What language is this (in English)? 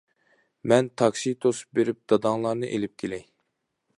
Uyghur